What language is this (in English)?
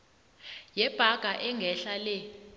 South Ndebele